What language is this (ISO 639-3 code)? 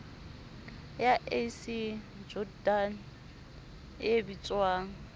sot